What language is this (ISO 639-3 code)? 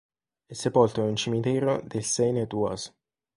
ita